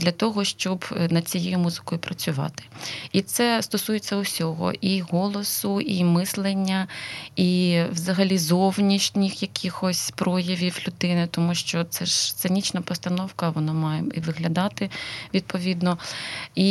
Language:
Ukrainian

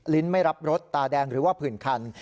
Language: Thai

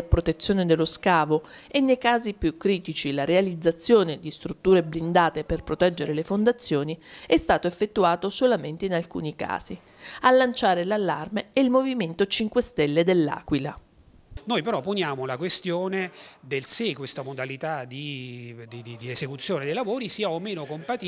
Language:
Italian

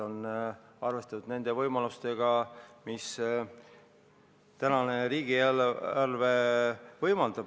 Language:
Estonian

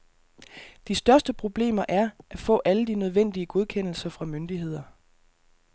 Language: Danish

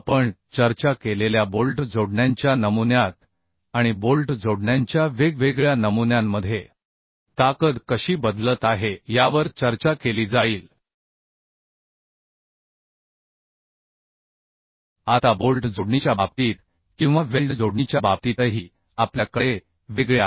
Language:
Marathi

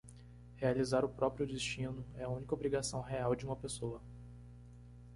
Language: Portuguese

